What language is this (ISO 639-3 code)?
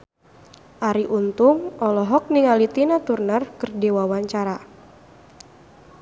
sun